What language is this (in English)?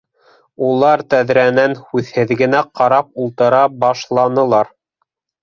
Bashkir